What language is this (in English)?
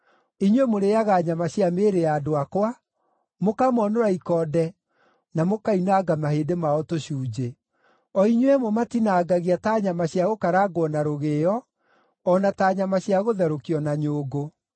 Kikuyu